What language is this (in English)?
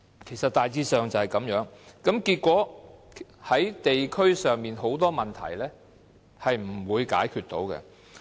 Cantonese